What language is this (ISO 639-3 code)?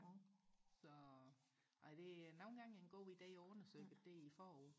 dan